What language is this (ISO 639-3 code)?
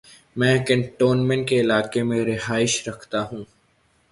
urd